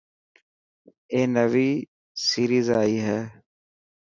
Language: Dhatki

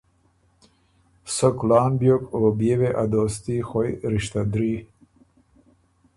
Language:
Ormuri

